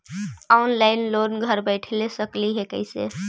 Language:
Magahi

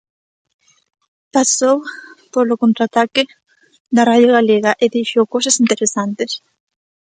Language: Galician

